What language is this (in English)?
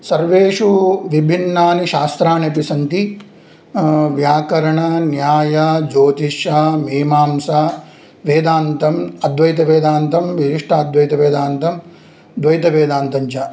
Sanskrit